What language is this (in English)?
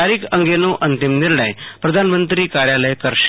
Gujarati